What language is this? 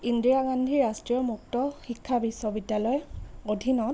Assamese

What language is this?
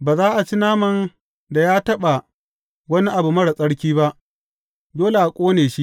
Hausa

